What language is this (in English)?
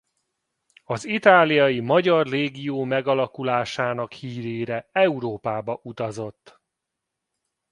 Hungarian